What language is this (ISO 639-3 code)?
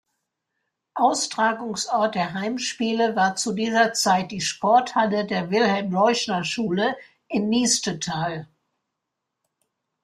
deu